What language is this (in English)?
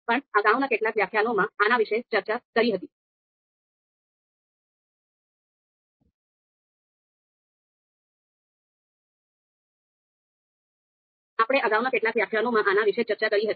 Gujarati